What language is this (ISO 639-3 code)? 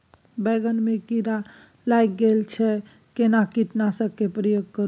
mai